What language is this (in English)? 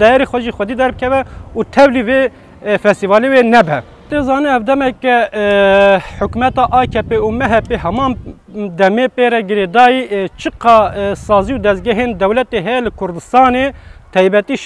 Turkish